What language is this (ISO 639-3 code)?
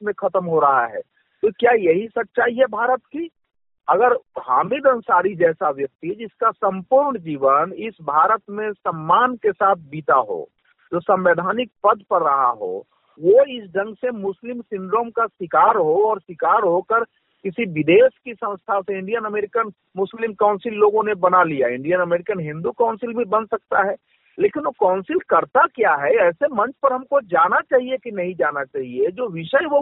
hin